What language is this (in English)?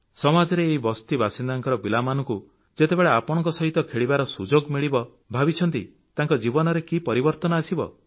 Odia